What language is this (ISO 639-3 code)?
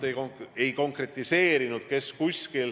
est